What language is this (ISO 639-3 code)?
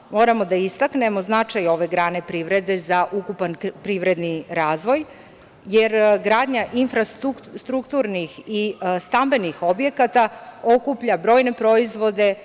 srp